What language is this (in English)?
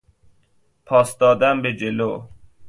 Persian